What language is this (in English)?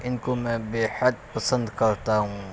Urdu